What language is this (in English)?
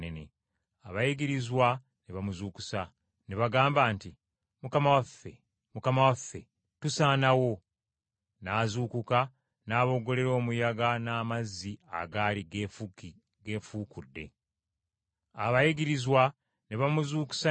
Ganda